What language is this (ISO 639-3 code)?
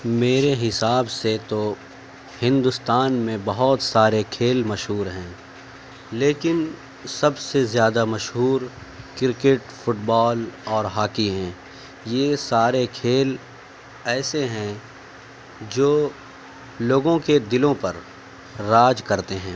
urd